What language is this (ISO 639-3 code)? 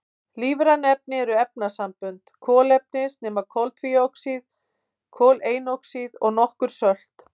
isl